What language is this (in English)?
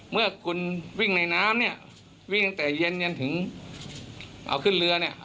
Thai